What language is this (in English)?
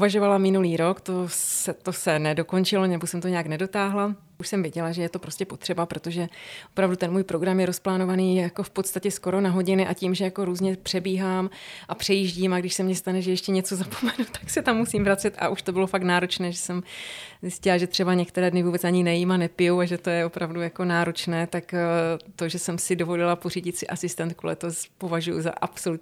Czech